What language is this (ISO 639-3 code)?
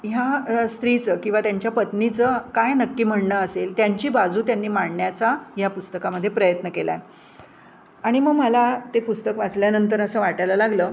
mar